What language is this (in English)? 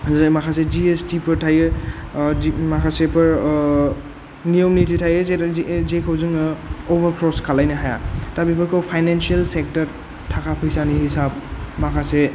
Bodo